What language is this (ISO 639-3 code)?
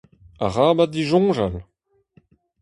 bre